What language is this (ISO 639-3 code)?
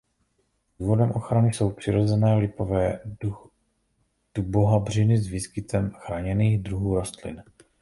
ces